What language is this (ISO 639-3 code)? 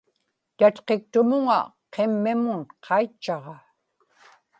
ipk